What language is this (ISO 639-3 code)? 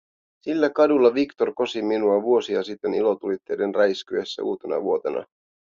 fin